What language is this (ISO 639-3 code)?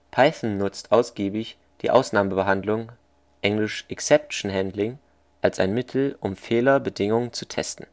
deu